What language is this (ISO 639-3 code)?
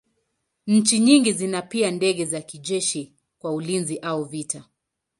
swa